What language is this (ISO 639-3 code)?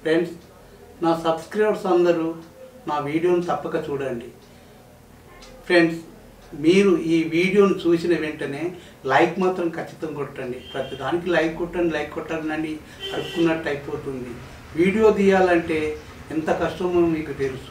hin